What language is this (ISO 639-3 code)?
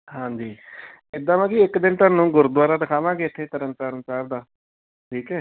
pan